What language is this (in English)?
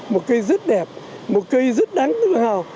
Vietnamese